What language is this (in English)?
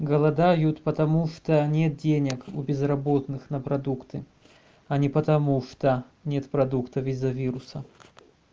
Russian